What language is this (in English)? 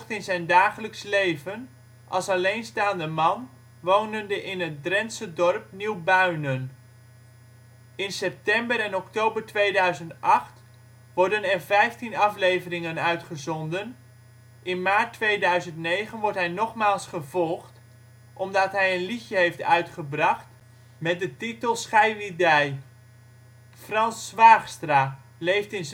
Dutch